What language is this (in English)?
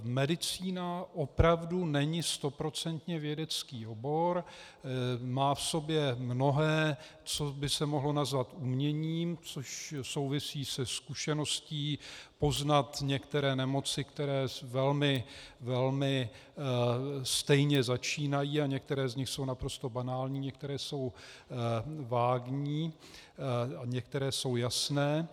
Czech